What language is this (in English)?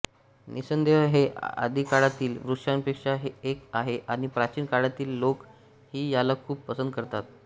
Marathi